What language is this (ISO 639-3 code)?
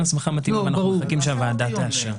heb